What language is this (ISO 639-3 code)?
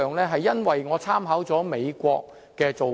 yue